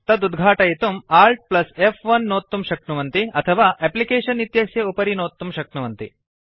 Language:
Sanskrit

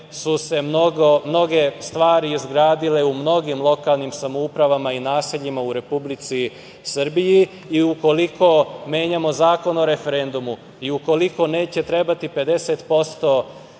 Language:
Serbian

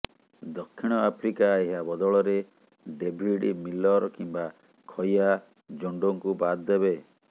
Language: Odia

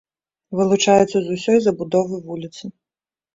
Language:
Belarusian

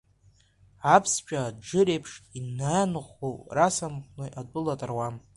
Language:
Abkhazian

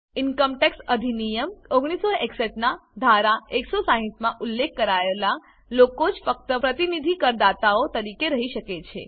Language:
Gujarati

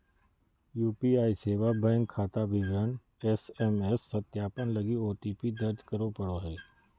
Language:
Magahi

